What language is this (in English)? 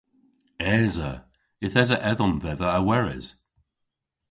Cornish